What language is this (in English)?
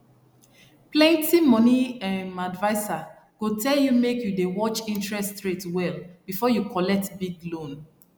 Nigerian Pidgin